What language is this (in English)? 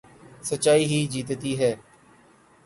Urdu